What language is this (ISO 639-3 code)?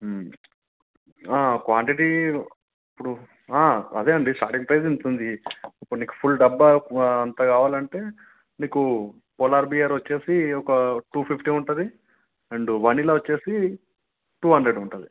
tel